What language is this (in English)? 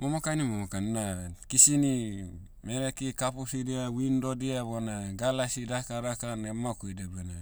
Motu